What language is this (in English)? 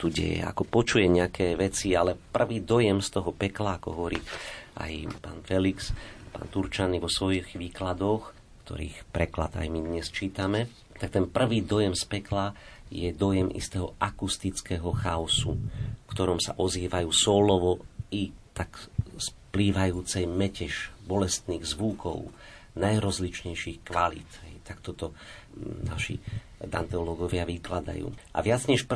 Slovak